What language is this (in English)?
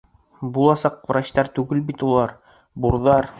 Bashkir